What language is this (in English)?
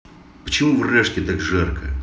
Russian